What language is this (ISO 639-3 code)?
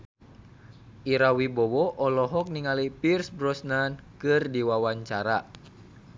sun